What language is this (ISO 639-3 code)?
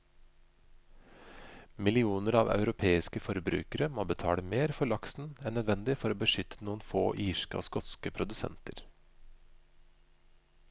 nor